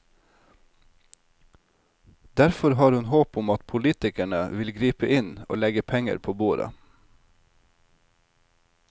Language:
Norwegian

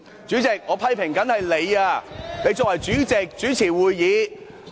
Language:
Cantonese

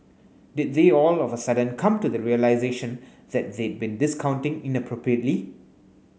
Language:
English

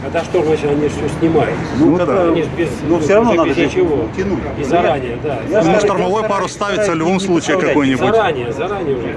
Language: Russian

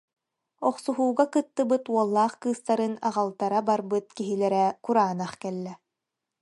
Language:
Yakut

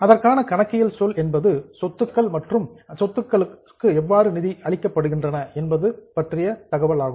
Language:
Tamil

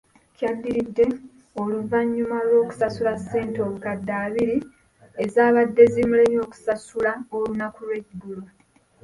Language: Ganda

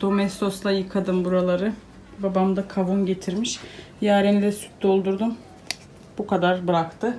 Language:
Turkish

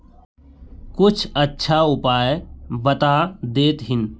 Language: Magahi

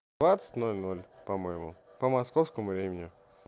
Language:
Russian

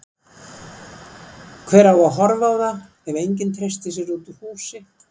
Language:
Icelandic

